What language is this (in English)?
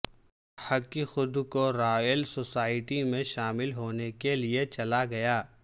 Urdu